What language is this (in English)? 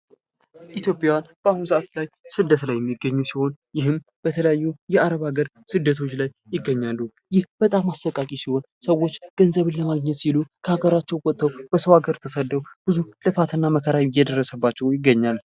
Amharic